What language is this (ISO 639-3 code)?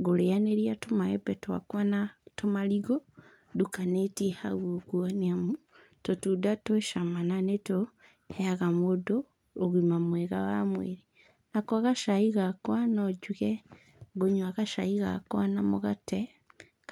kik